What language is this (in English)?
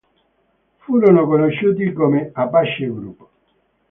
Italian